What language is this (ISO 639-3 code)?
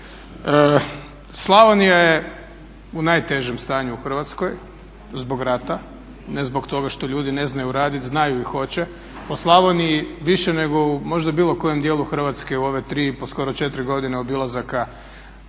hrv